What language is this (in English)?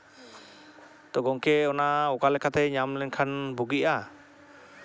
Santali